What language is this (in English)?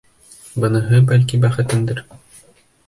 Bashkir